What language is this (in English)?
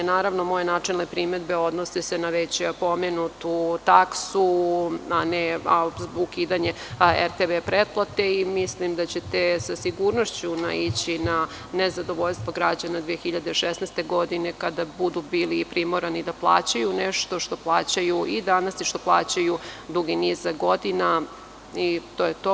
Serbian